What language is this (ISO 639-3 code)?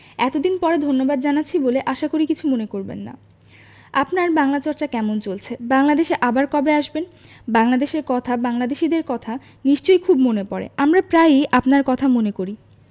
ben